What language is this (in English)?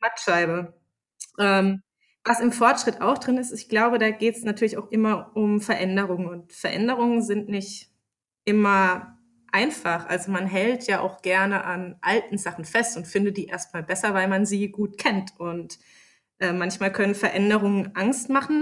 German